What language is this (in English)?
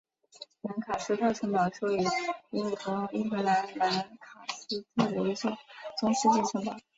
Chinese